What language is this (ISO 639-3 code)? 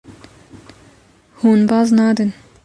kur